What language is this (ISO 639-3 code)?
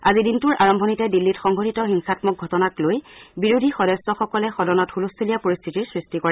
asm